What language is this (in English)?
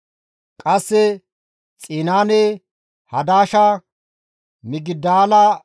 Gamo